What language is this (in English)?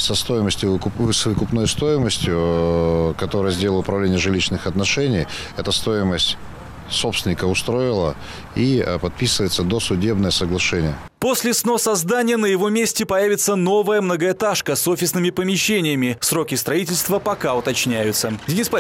Russian